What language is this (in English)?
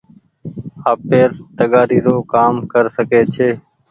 Goaria